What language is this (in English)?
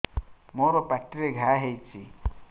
Odia